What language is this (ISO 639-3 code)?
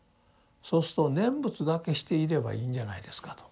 jpn